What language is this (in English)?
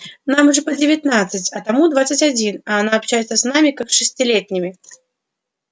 Russian